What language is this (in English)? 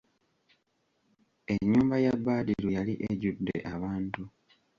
Ganda